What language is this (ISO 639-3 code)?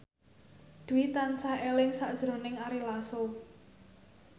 jav